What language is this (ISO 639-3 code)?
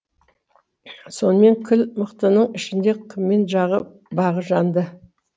kaz